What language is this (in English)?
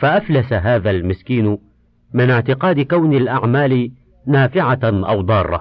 Arabic